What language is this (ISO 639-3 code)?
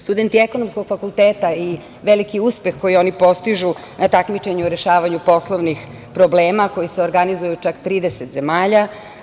srp